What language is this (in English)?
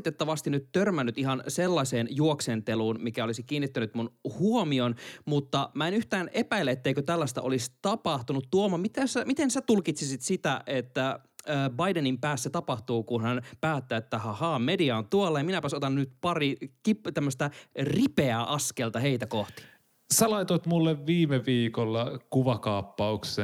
Finnish